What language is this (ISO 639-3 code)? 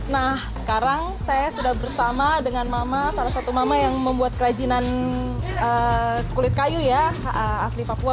ind